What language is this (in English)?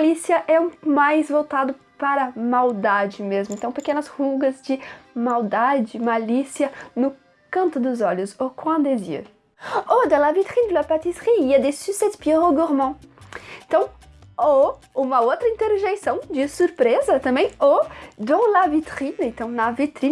Portuguese